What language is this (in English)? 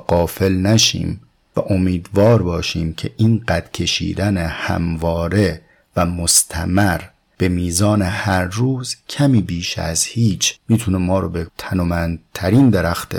Persian